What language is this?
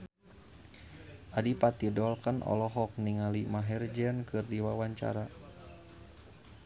Sundanese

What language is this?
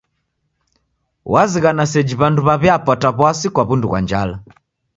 Taita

